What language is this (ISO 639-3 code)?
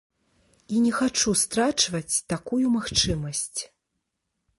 bel